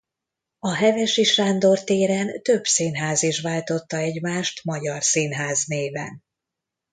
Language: Hungarian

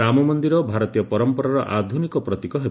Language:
Odia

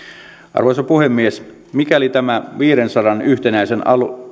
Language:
Finnish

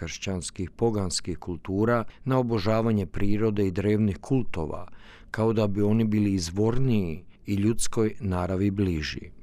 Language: Croatian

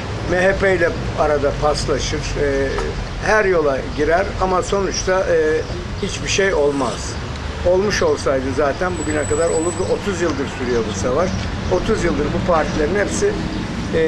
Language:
Turkish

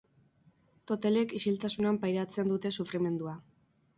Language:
Basque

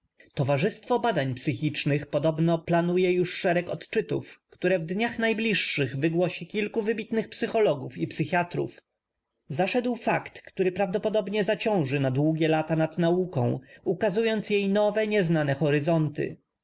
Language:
Polish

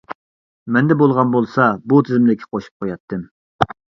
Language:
Uyghur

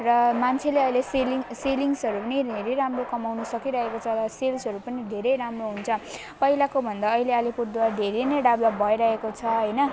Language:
Nepali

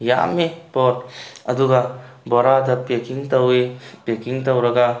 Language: Manipuri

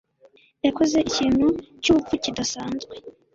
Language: Kinyarwanda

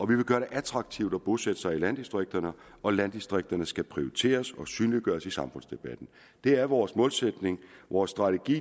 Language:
Danish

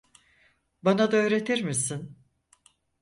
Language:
Turkish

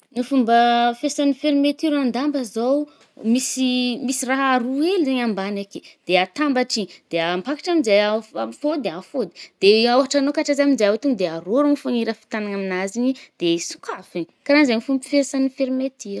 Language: Northern Betsimisaraka Malagasy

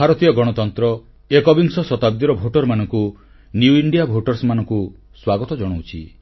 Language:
Odia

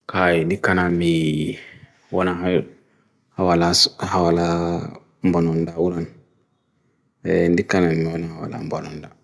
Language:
Bagirmi Fulfulde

